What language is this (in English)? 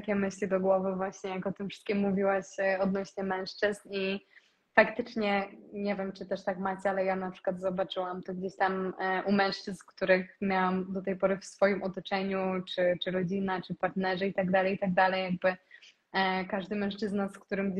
Polish